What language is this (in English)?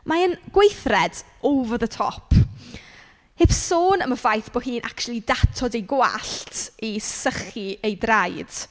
Welsh